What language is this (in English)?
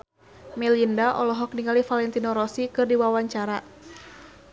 Sundanese